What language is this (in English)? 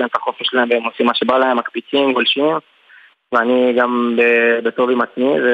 Hebrew